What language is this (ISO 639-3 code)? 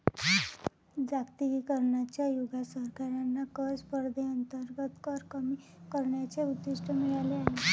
mar